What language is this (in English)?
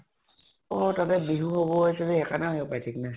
Assamese